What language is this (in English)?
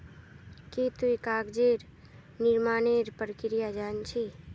Magahi